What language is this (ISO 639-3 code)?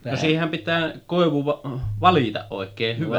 fin